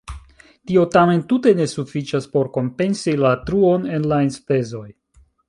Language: Esperanto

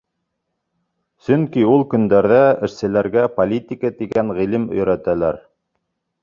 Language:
Bashkir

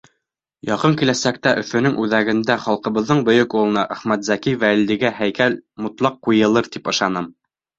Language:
Bashkir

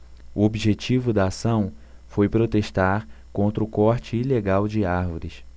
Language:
Portuguese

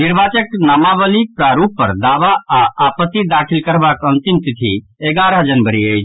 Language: Maithili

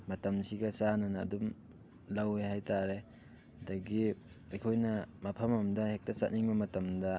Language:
Manipuri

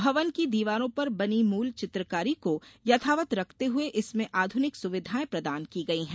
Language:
Hindi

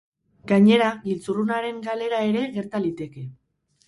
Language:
Basque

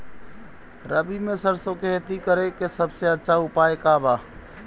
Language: Bhojpuri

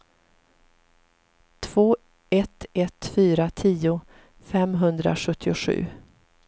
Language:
Swedish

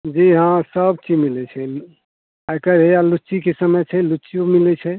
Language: Maithili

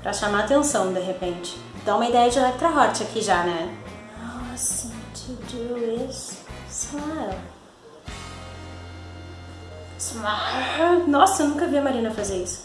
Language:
Portuguese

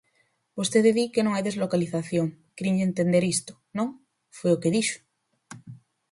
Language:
Galician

